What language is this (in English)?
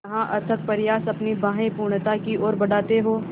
Hindi